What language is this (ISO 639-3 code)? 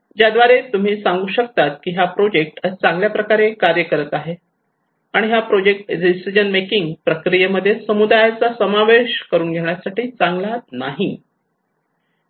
mar